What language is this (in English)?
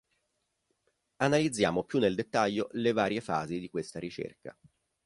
Italian